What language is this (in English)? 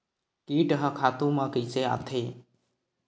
Chhattisgarhi